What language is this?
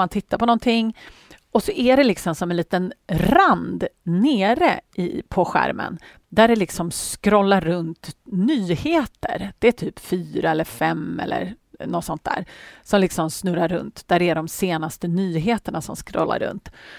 Swedish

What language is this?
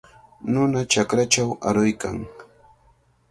Cajatambo North Lima Quechua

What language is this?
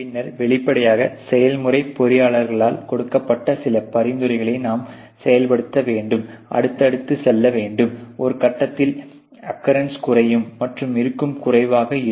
Tamil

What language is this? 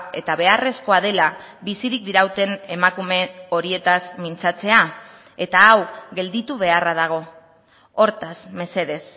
Basque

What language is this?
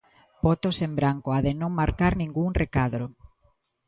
Galician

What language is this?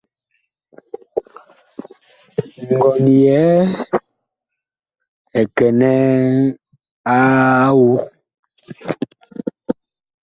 Bakoko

